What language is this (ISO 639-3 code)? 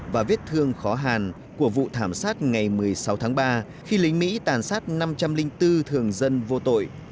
vie